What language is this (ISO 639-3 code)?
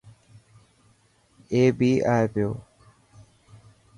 mki